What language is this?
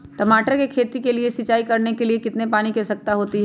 Magahi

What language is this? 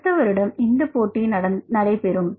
Tamil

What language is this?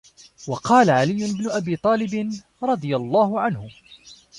Arabic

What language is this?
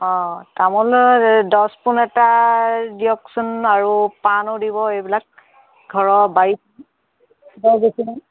Assamese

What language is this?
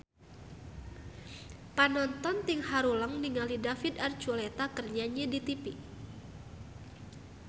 Sundanese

